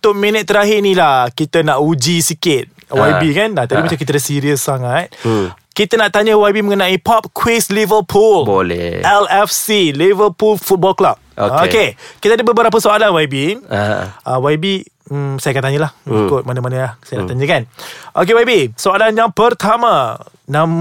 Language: Malay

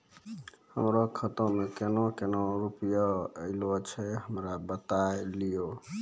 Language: Maithili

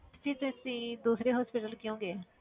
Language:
Punjabi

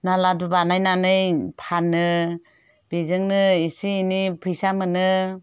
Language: Bodo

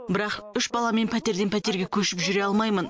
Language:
Kazakh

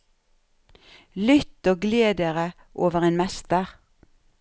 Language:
Norwegian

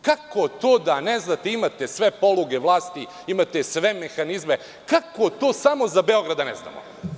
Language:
Serbian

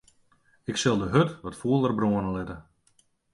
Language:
Western Frisian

